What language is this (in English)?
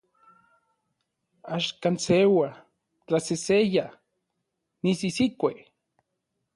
Orizaba Nahuatl